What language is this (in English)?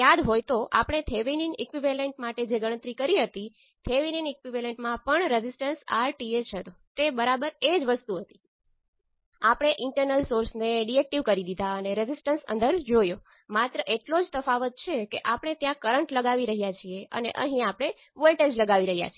Gujarati